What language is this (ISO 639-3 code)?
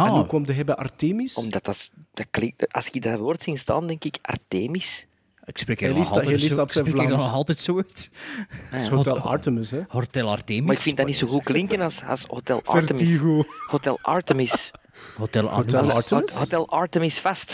nld